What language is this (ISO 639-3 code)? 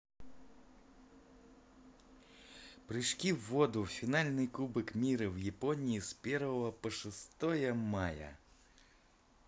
rus